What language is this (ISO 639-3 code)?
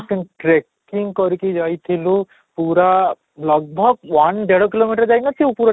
ori